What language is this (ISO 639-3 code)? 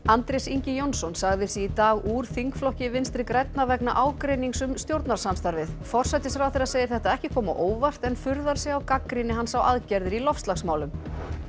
isl